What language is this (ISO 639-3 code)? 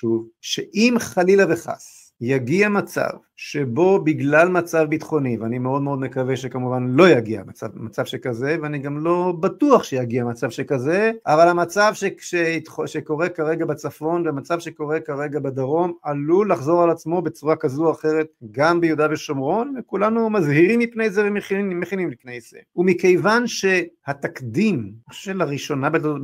heb